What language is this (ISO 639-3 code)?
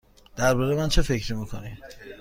fas